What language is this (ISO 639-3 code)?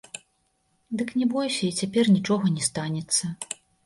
bel